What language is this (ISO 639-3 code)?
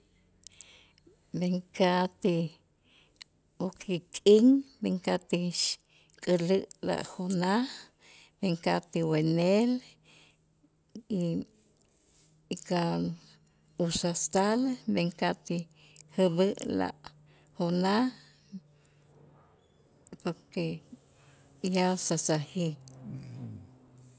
itz